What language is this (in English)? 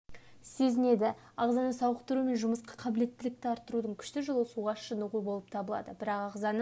Kazakh